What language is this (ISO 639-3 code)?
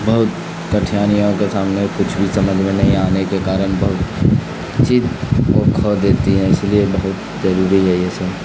urd